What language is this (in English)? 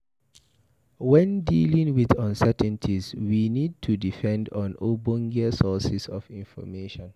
Nigerian Pidgin